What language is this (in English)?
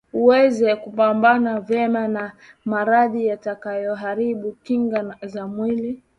Swahili